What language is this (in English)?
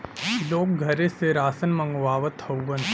Bhojpuri